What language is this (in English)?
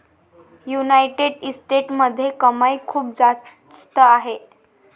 Marathi